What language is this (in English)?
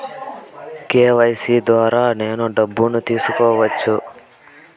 Telugu